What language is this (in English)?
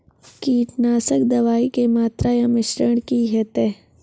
Maithili